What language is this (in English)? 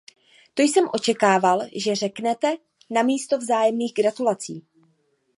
Czech